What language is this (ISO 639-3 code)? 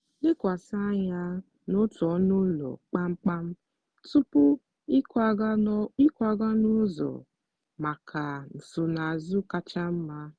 ibo